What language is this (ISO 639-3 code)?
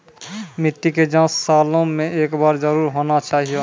mai